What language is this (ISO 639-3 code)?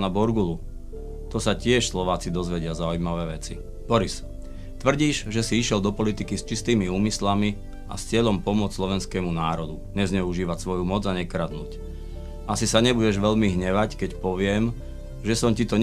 slk